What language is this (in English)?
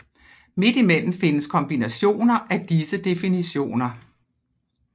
Danish